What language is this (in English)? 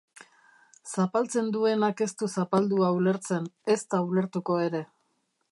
Basque